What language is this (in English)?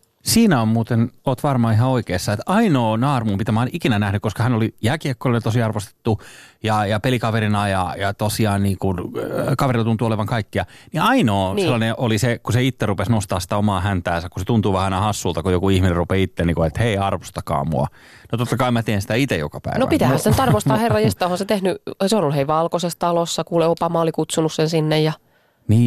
Finnish